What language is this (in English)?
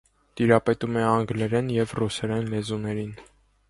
Armenian